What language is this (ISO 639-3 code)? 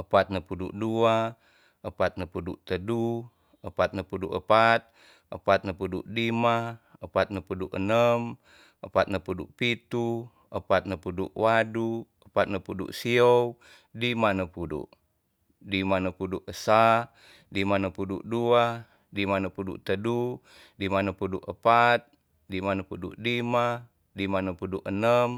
txs